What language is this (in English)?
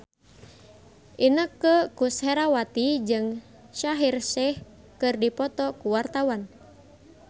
Sundanese